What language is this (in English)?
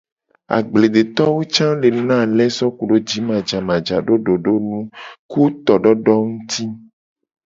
Gen